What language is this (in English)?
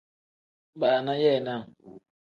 Tem